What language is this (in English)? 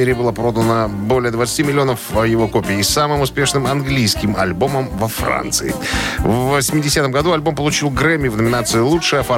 Russian